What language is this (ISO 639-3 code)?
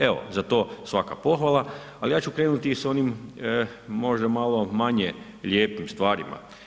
hrv